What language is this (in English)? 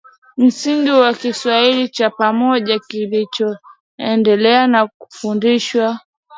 Swahili